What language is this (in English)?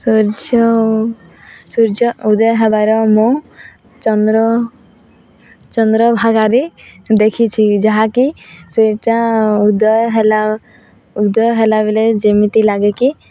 Odia